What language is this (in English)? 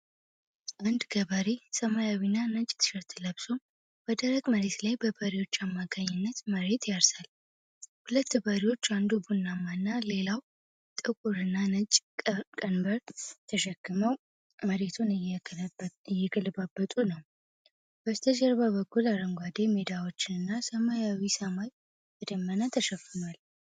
Amharic